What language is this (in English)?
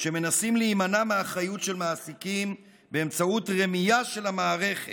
Hebrew